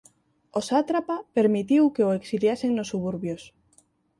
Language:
Galician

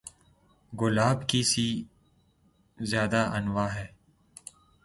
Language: Urdu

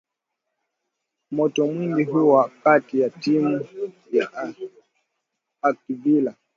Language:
Swahili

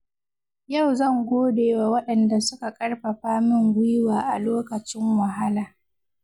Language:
Hausa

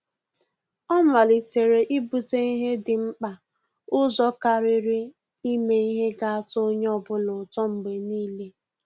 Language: Igbo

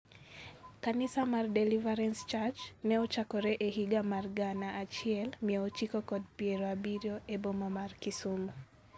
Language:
Luo (Kenya and Tanzania)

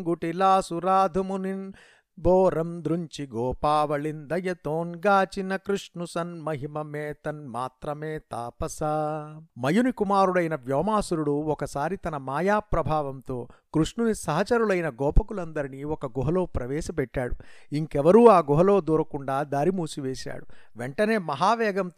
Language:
Telugu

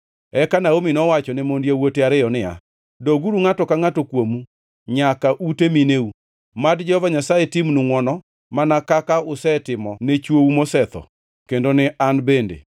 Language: Luo (Kenya and Tanzania)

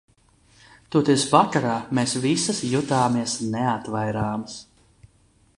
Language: Latvian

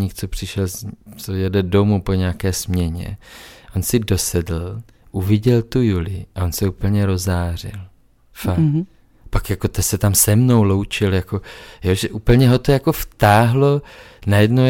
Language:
Czech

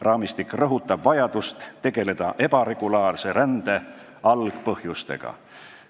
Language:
Estonian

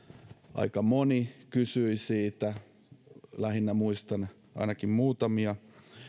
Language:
Finnish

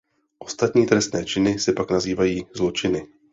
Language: Czech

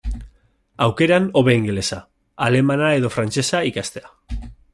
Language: Basque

